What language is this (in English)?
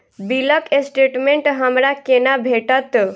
Maithili